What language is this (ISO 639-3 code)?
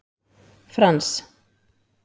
isl